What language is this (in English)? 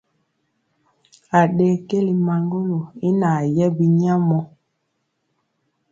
Mpiemo